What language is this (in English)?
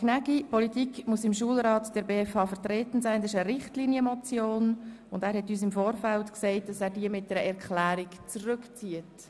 Swiss German